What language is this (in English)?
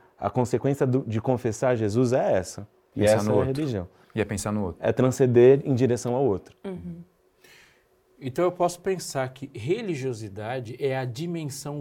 Portuguese